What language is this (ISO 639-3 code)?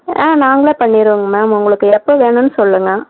tam